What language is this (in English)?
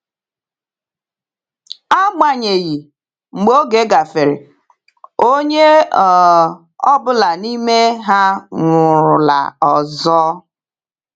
Igbo